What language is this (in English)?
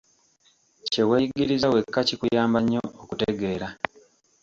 Ganda